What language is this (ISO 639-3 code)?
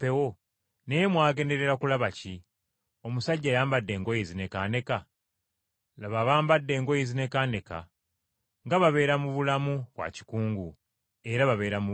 lug